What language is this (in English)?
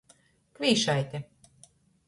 Latgalian